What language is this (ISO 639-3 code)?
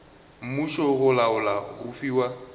nso